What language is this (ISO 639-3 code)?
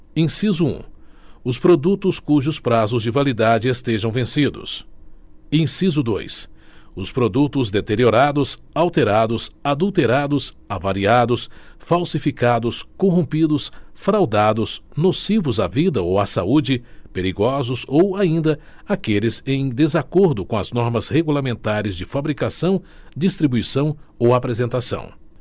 por